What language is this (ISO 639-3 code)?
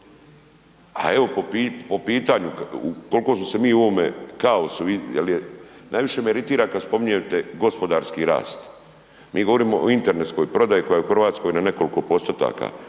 hrv